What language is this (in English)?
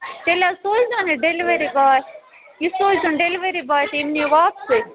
Kashmiri